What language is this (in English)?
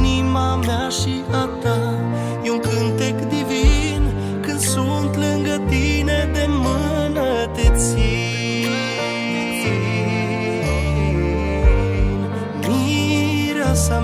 Romanian